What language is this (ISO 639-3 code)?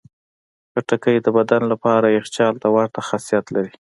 pus